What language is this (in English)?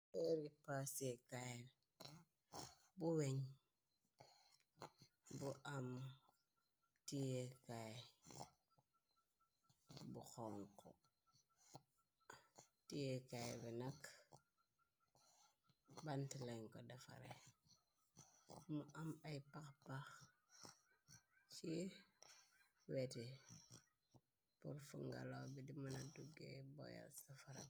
Wolof